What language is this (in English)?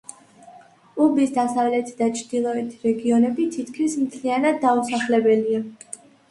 Georgian